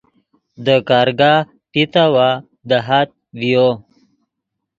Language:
Yidgha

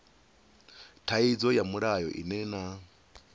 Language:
Venda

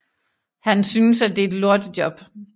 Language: Danish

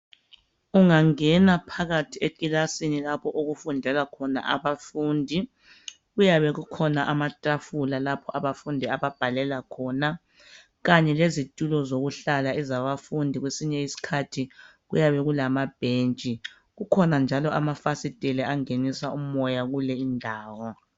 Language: North Ndebele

